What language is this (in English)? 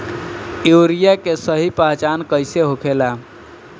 Bhojpuri